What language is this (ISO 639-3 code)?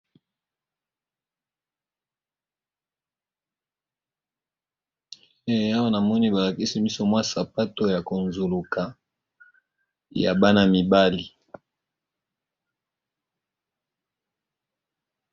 lin